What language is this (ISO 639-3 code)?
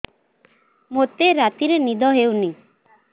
ori